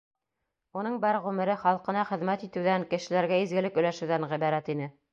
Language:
Bashkir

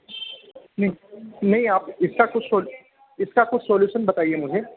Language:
Hindi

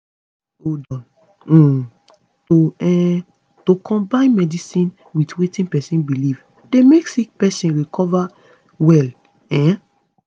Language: Nigerian Pidgin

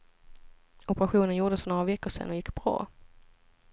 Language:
Swedish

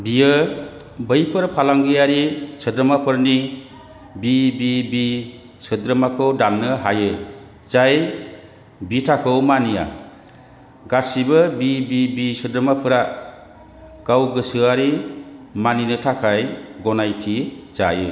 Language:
Bodo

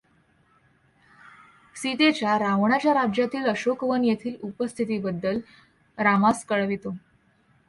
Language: Marathi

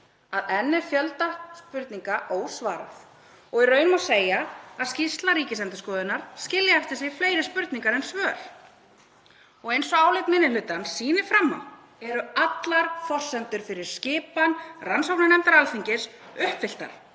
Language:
Icelandic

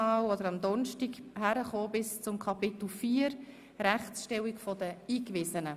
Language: Swiss German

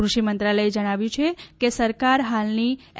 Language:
Gujarati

